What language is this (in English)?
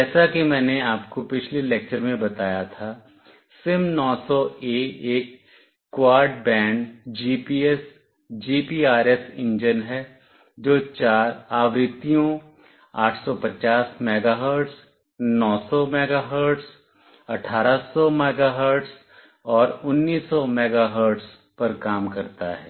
Hindi